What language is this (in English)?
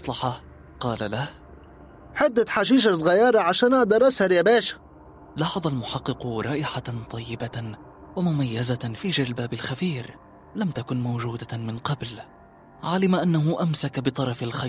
Arabic